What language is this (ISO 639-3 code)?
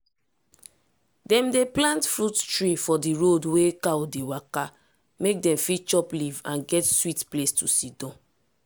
pcm